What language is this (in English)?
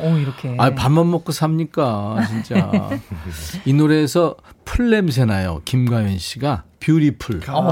Korean